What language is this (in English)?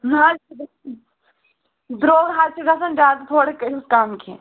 Kashmiri